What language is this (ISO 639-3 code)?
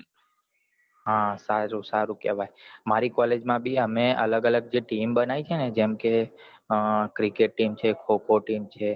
guj